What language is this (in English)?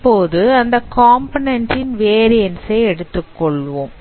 Tamil